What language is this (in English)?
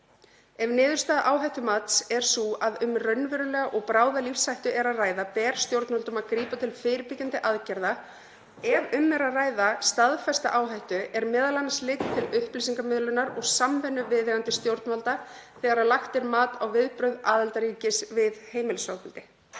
Icelandic